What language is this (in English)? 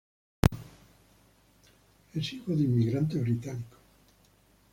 Spanish